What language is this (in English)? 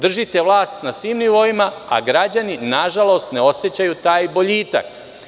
Serbian